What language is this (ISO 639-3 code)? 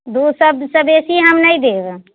mai